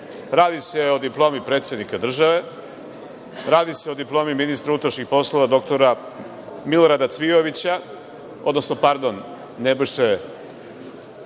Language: Serbian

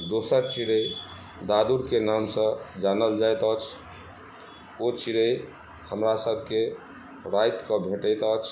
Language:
Maithili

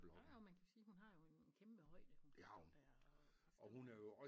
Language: Danish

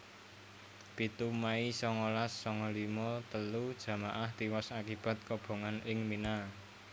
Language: Javanese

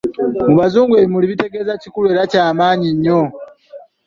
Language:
Ganda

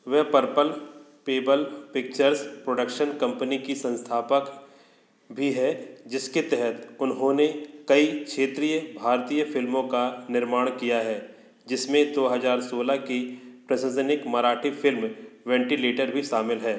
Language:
Hindi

